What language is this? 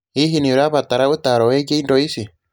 Kikuyu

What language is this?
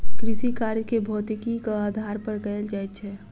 Maithili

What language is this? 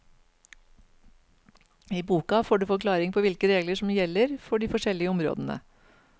Norwegian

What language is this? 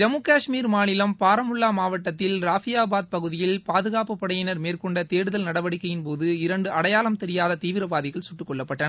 Tamil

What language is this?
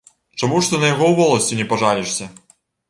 Belarusian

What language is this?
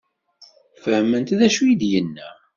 Kabyle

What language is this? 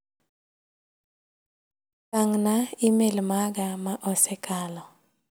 Luo (Kenya and Tanzania)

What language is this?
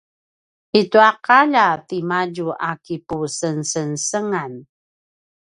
Paiwan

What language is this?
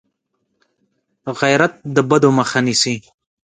Pashto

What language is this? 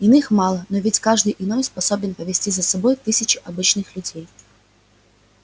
Russian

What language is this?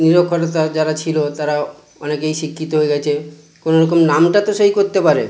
Bangla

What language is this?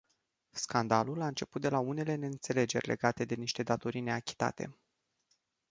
Romanian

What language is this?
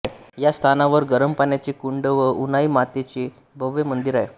Marathi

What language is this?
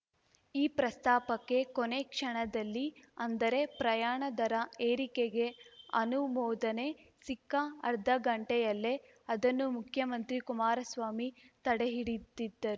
Kannada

